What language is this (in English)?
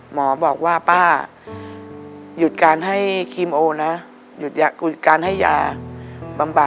Thai